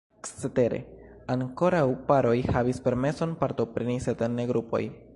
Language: Esperanto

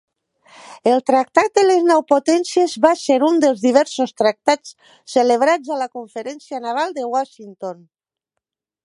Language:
Catalan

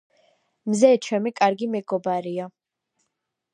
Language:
Georgian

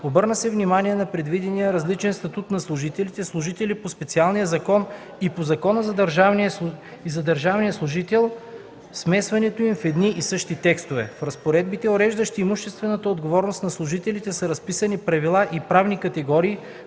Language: Bulgarian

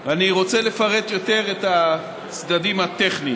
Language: Hebrew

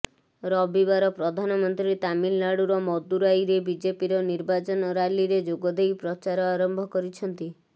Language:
Odia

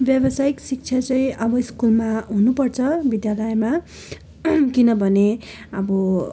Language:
Nepali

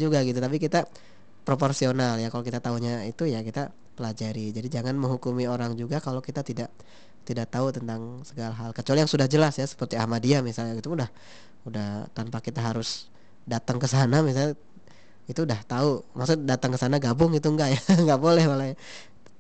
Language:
Indonesian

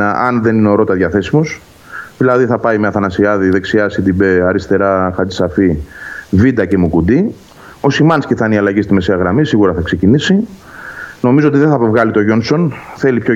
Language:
Greek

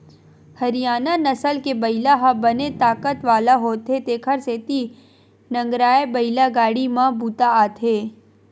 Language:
Chhattisgarhi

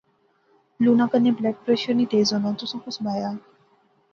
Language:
Pahari-Potwari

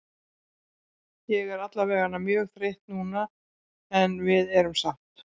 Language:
Icelandic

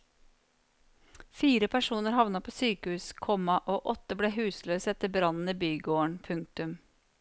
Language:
Norwegian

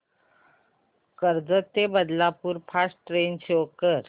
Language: Marathi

